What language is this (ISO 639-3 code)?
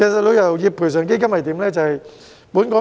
yue